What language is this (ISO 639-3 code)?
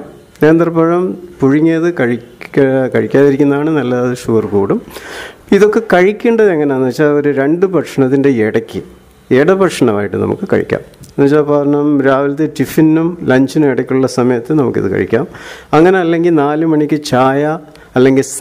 mal